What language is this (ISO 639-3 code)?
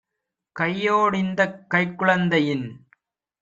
tam